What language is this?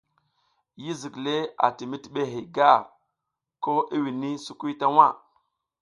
South Giziga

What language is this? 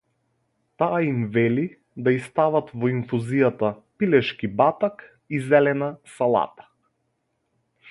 Macedonian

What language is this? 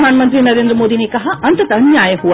Hindi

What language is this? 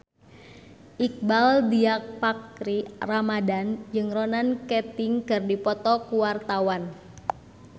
Sundanese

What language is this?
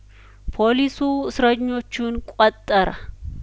Amharic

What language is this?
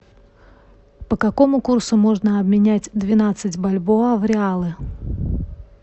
Russian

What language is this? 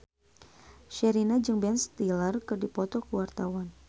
Sundanese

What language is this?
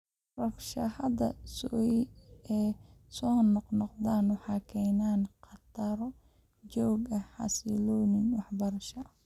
Somali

